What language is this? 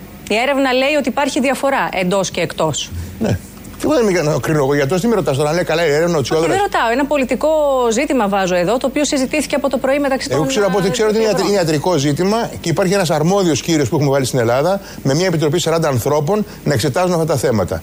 Greek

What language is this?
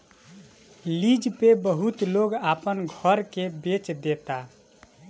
Bhojpuri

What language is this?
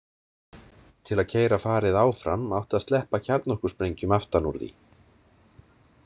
Icelandic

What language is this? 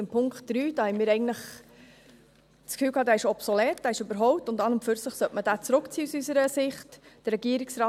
Swiss German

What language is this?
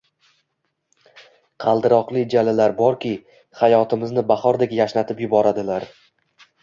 Uzbek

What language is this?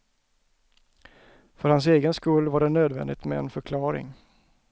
Swedish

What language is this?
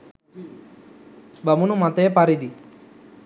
Sinhala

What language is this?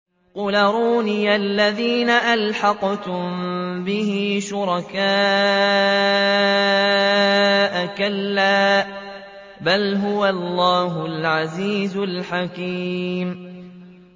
Arabic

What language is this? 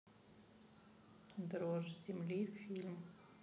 Russian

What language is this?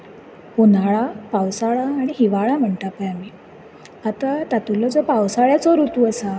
Konkani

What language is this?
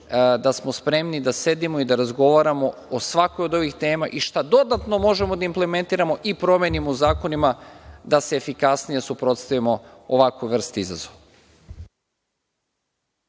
Serbian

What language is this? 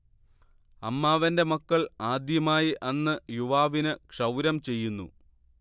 Malayalam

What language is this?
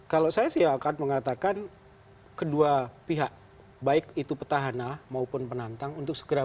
Indonesian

